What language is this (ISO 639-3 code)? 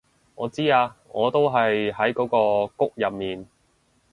yue